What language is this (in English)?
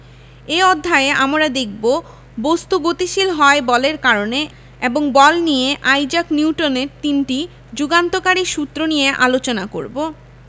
Bangla